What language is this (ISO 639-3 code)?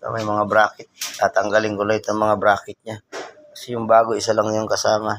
fil